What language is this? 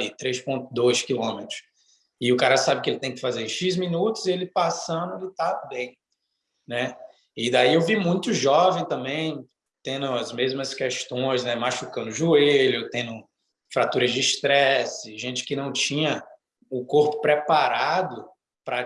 Portuguese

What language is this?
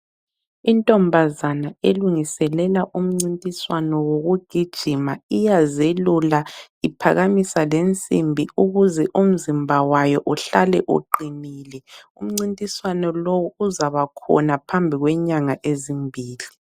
North Ndebele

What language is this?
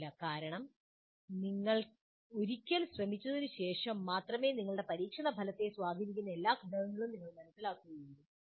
Malayalam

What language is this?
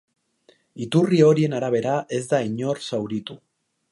Basque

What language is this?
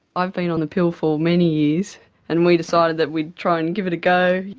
English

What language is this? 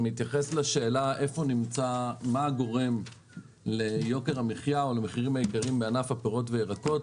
Hebrew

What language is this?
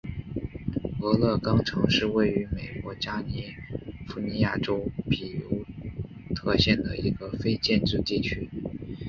Chinese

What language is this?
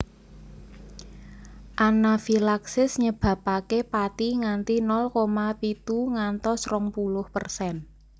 Javanese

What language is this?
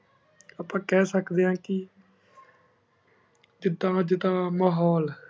Punjabi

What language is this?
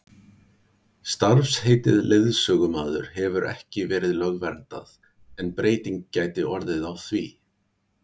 Icelandic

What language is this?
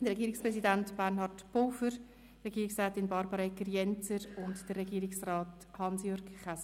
Swiss German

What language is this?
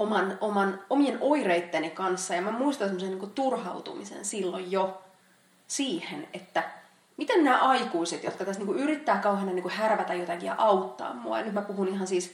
Finnish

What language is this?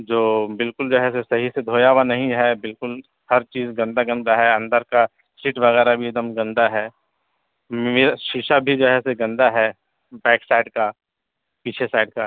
Urdu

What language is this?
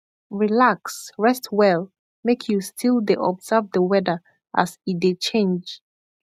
Nigerian Pidgin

